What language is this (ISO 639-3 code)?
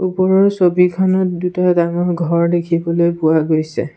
asm